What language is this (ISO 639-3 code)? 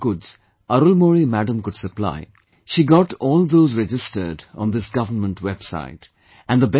eng